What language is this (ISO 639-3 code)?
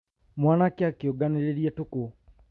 kik